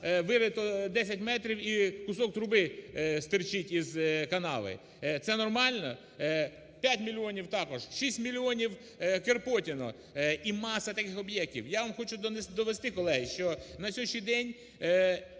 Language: Ukrainian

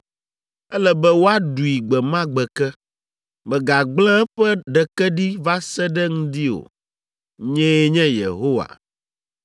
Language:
Ewe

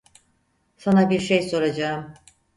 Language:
Turkish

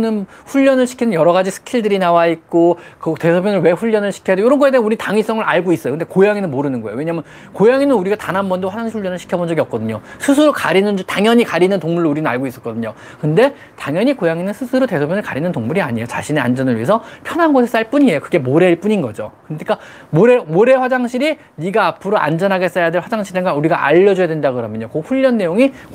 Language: Korean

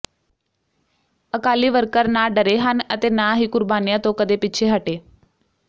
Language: Punjabi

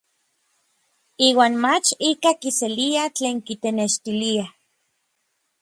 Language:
Orizaba Nahuatl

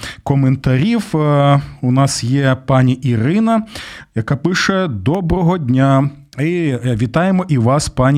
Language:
Ukrainian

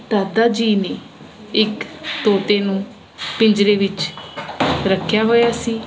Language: Punjabi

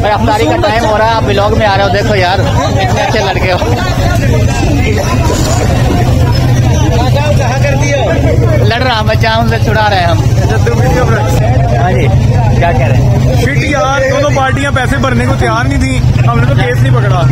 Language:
Punjabi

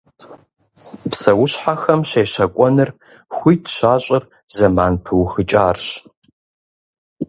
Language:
Kabardian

